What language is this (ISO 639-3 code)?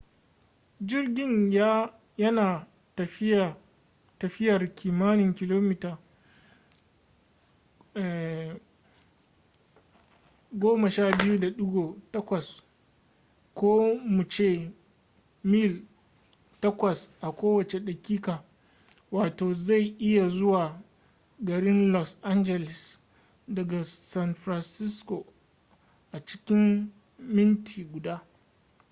hau